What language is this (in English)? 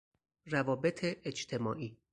Persian